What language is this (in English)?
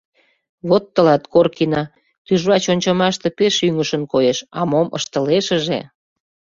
Mari